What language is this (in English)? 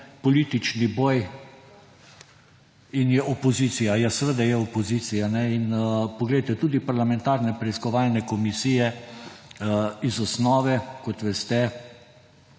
Slovenian